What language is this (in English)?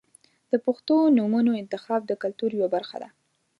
Pashto